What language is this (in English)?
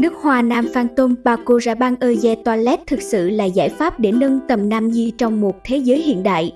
Vietnamese